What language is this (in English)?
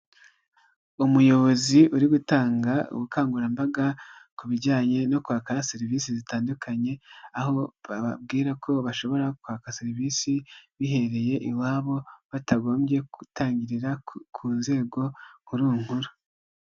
Kinyarwanda